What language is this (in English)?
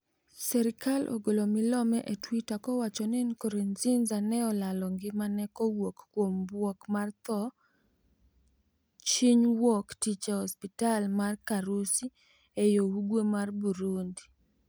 Luo (Kenya and Tanzania)